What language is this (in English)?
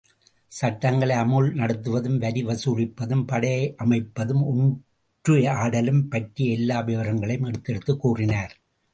Tamil